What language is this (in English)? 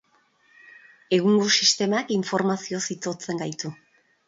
Basque